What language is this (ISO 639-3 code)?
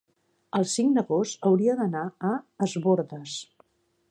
cat